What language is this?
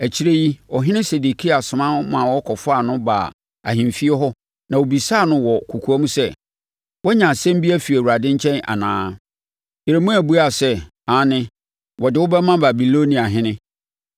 Akan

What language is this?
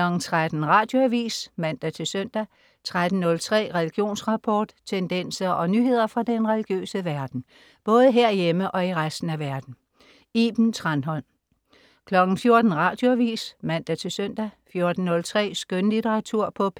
Danish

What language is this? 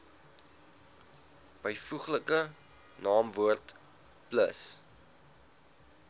Afrikaans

